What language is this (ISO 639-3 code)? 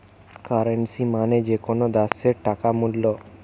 ben